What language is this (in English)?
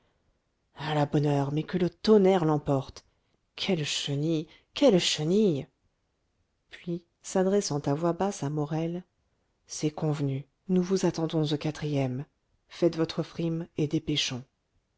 French